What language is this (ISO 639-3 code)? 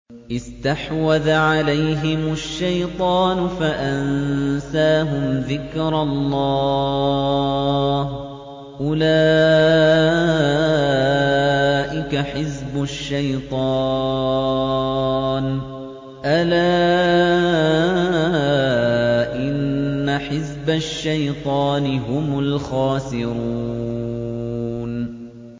ara